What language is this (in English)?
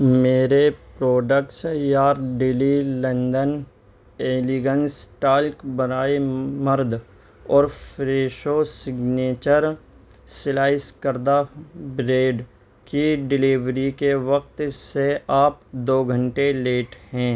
Urdu